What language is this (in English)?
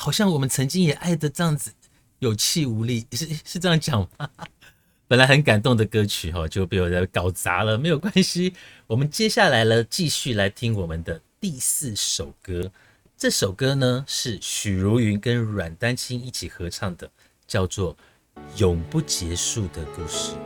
Chinese